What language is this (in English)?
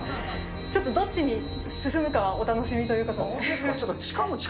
Japanese